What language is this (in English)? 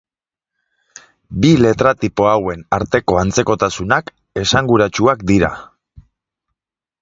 Basque